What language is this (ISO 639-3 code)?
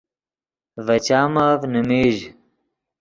ydg